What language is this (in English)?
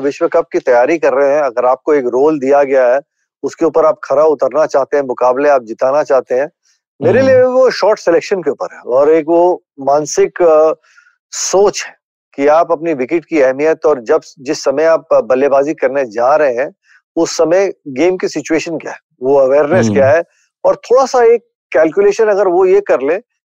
Hindi